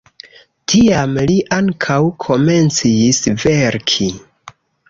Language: Esperanto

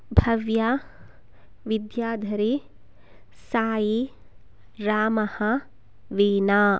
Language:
Sanskrit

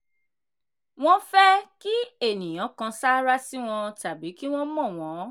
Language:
Yoruba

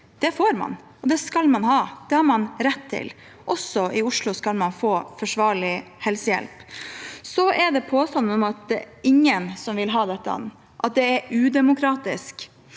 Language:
Norwegian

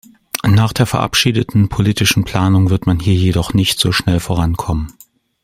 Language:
German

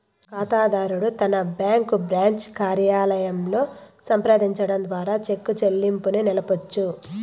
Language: Telugu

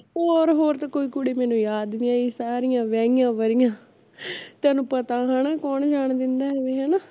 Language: Punjabi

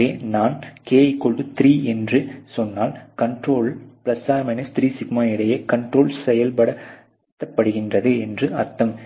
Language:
Tamil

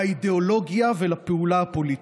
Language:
Hebrew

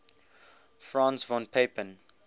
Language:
English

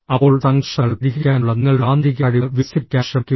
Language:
Malayalam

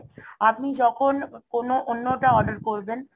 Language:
Bangla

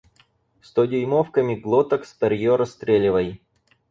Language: Russian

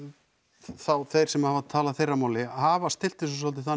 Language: Icelandic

